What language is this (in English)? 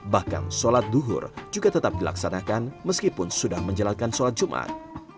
Indonesian